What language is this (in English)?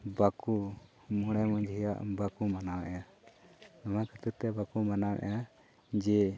Santali